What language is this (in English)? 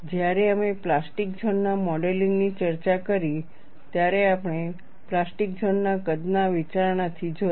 Gujarati